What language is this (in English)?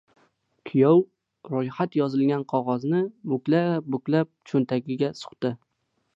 Uzbek